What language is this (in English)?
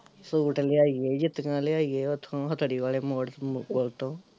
Punjabi